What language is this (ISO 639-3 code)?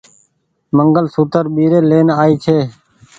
gig